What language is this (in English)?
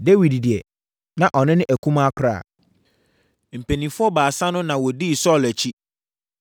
Akan